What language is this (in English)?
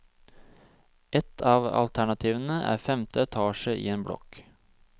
Norwegian